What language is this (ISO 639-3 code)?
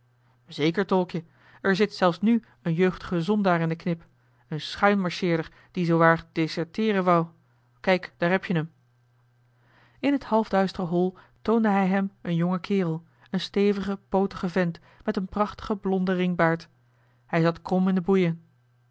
nld